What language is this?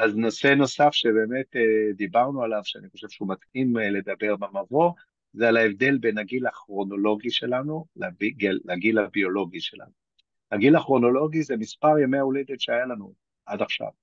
Hebrew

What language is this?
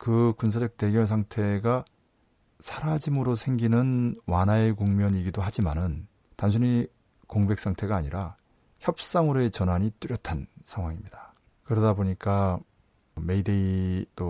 Korean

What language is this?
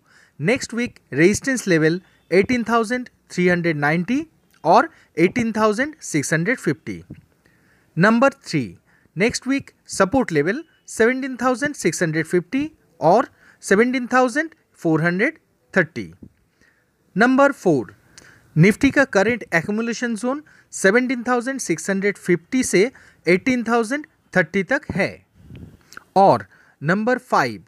Hindi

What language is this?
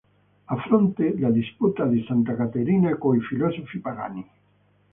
Italian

